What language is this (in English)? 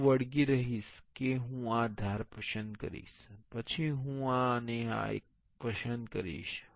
Gujarati